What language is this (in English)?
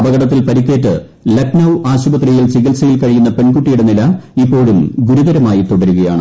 Malayalam